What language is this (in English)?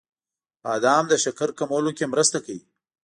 Pashto